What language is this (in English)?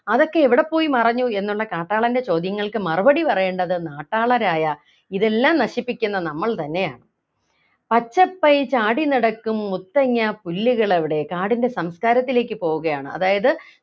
Malayalam